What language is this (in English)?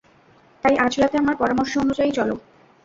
Bangla